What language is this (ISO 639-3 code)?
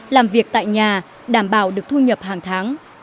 vie